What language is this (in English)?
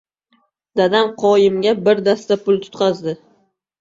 Uzbek